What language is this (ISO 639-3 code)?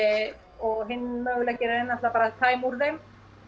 isl